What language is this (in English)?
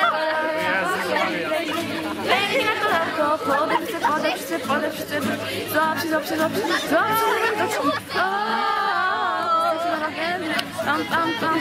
Polish